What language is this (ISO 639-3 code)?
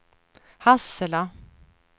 swe